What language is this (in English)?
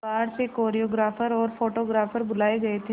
Hindi